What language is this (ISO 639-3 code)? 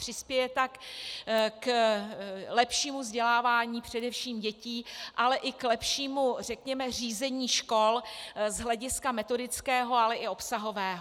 ces